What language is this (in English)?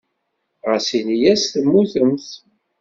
Kabyle